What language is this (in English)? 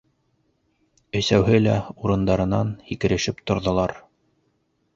Bashkir